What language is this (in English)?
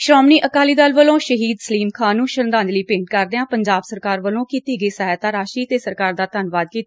Punjabi